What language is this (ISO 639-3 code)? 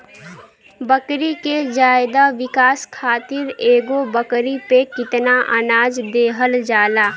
bho